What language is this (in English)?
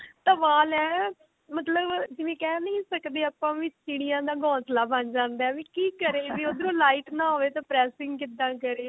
Punjabi